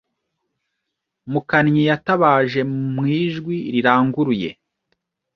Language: Kinyarwanda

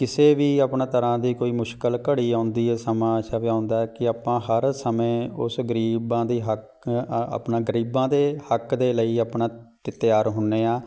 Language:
Punjabi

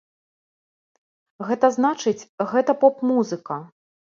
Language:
Belarusian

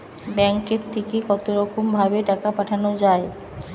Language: Bangla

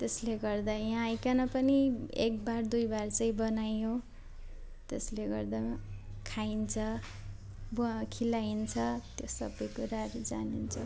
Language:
Nepali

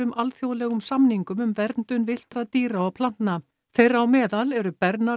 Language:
Icelandic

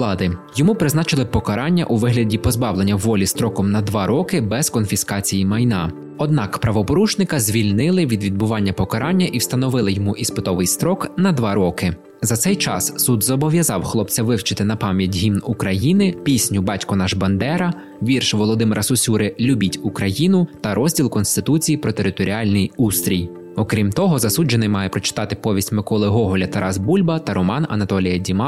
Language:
Ukrainian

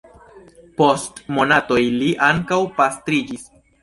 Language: Esperanto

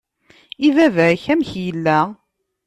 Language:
Kabyle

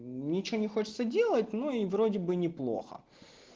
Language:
Russian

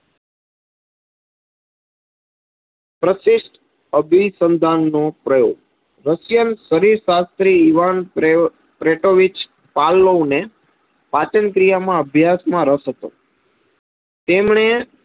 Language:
Gujarati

